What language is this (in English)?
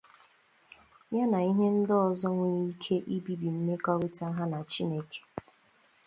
Igbo